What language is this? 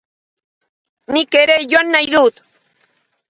Basque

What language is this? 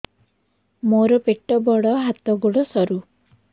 Odia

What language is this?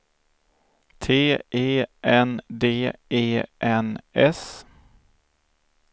Swedish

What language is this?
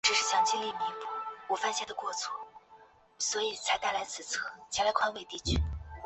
Chinese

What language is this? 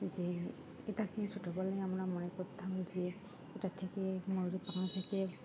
Bangla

